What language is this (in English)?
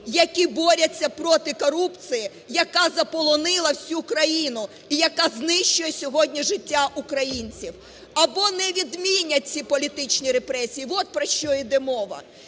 Ukrainian